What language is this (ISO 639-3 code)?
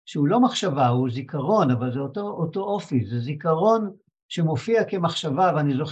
heb